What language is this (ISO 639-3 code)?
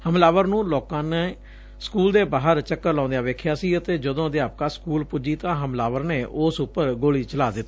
pan